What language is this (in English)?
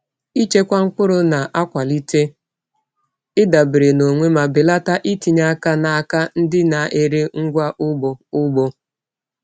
Igbo